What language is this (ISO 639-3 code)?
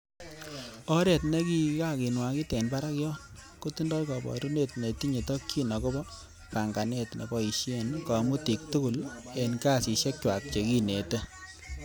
kln